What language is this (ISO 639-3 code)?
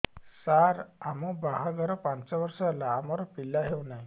ori